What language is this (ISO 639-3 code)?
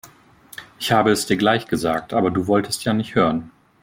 deu